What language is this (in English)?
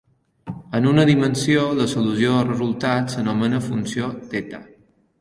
Catalan